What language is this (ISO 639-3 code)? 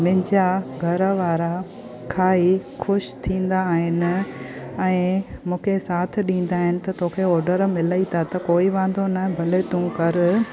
snd